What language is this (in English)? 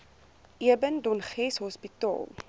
Afrikaans